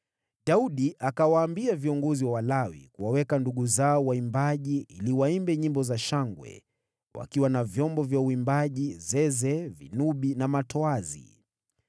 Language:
Swahili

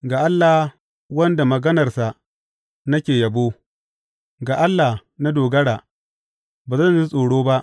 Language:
Hausa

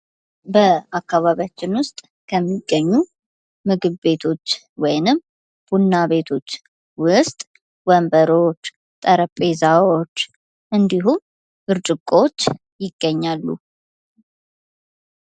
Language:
Amharic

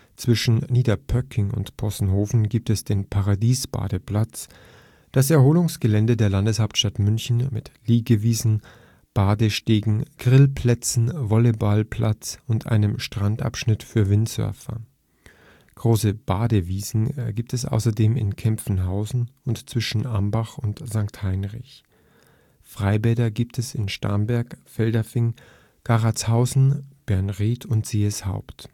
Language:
German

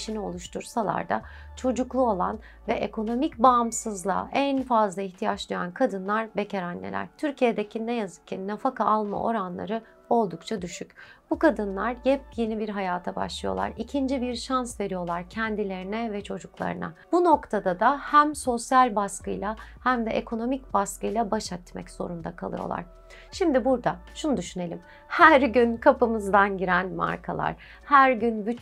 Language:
Turkish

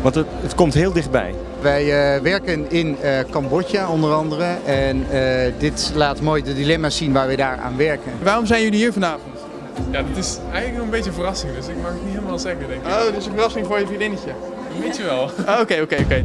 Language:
Dutch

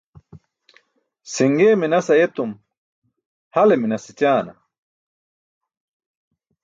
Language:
Burushaski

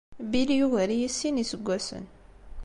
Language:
Kabyle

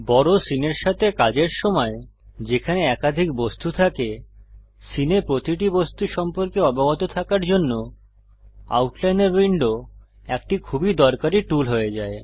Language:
Bangla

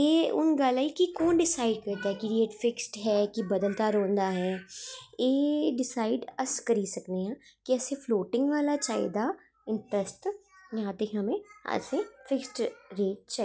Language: Dogri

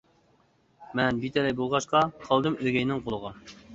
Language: Uyghur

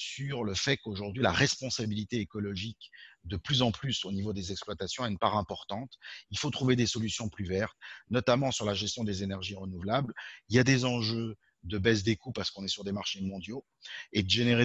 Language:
French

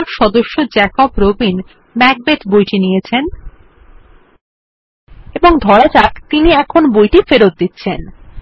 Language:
Bangla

